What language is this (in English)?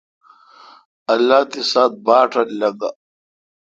Kalkoti